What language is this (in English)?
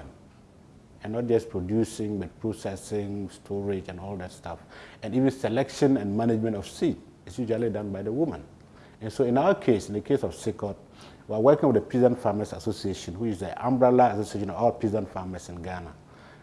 English